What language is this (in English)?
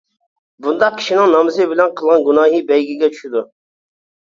Uyghur